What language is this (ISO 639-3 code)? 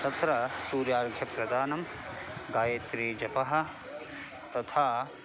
san